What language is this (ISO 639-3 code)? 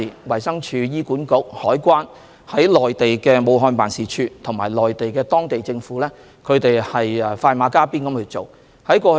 yue